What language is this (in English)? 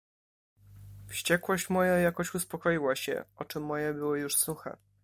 Polish